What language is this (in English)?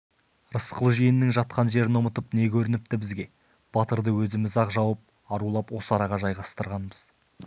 Kazakh